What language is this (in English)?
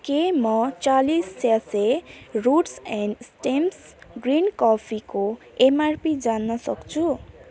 Nepali